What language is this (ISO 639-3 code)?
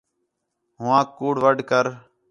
xhe